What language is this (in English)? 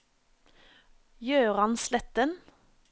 Norwegian